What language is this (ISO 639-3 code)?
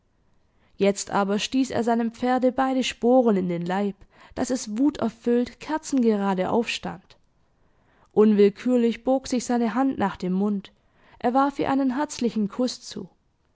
deu